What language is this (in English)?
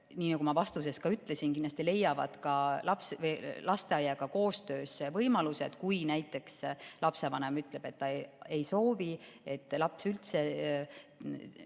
Estonian